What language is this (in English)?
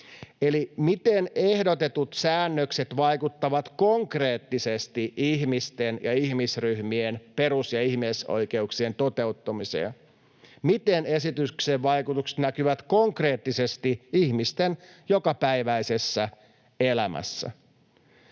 Finnish